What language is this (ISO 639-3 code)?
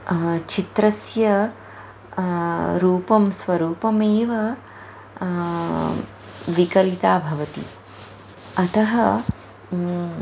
san